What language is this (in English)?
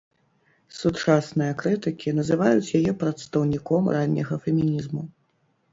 Belarusian